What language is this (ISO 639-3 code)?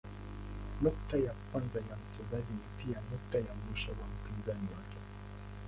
swa